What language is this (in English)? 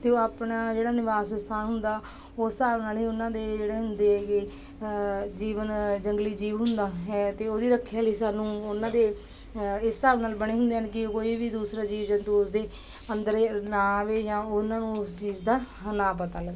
Punjabi